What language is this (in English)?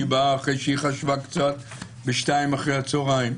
Hebrew